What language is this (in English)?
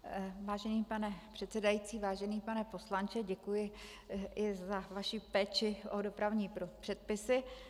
Czech